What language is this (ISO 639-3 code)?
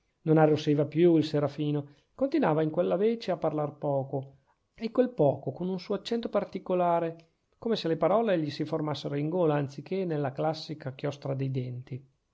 ita